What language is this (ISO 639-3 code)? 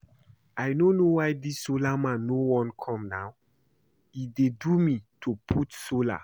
pcm